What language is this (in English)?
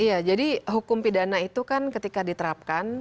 Indonesian